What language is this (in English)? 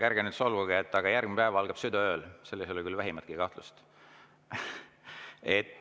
Estonian